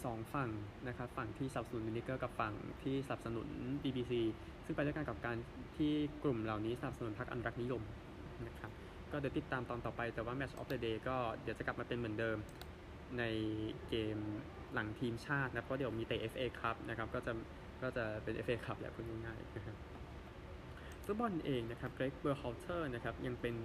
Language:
Thai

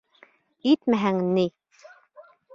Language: Bashkir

